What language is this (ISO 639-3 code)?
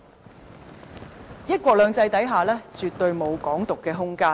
yue